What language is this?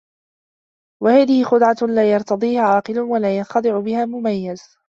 Arabic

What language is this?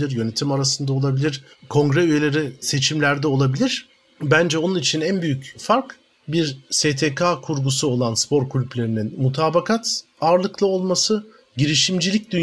Turkish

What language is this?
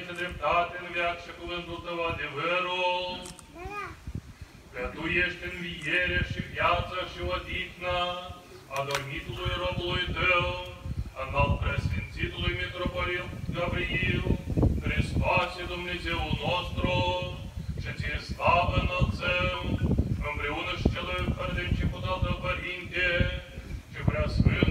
Romanian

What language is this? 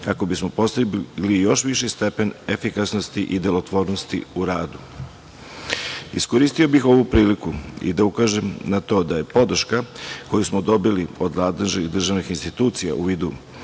Serbian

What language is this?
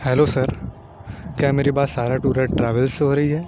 Urdu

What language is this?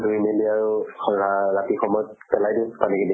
Assamese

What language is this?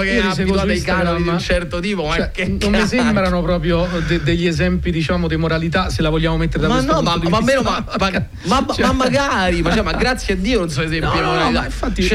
Italian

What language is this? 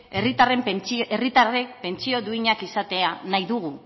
Basque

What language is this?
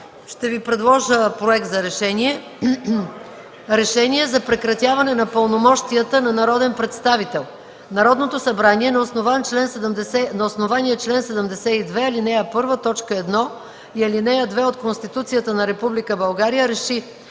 Bulgarian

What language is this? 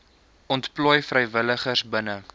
Afrikaans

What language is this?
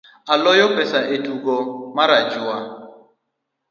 Luo (Kenya and Tanzania)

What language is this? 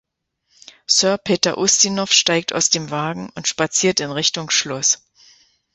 German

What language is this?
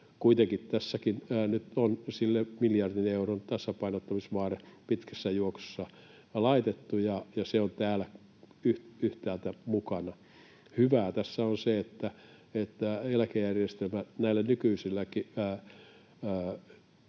Finnish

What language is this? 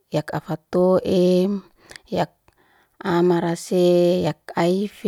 Liana-Seti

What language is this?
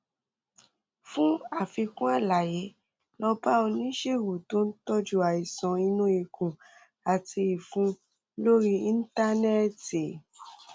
Yoruba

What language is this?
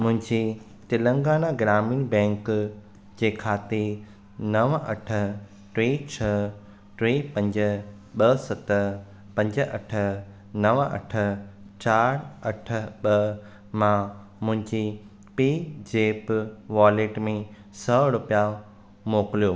Sindhi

